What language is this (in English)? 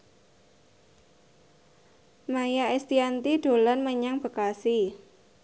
Javanese